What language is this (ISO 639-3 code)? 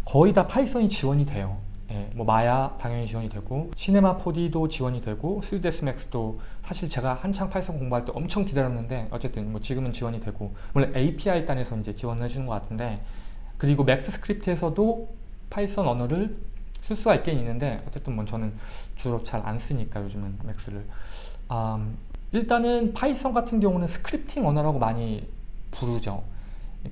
kor